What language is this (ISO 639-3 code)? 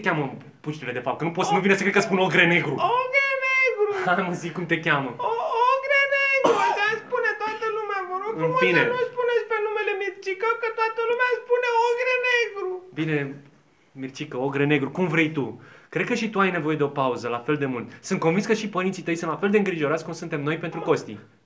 ron